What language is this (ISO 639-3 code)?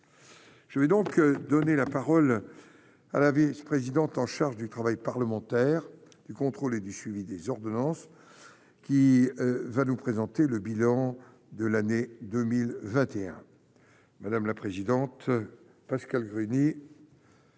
fra